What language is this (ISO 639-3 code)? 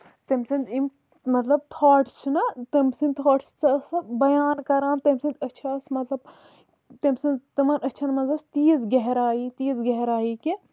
kas